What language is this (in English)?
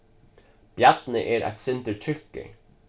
Faroese